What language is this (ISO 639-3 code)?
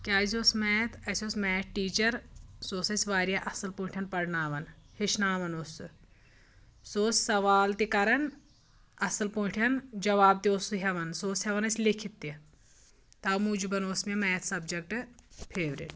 kas